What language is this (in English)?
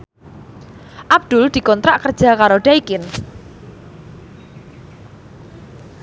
Javanese